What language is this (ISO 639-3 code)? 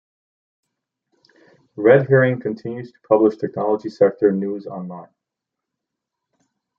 eng